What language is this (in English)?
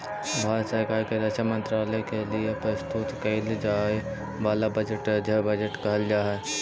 Magahi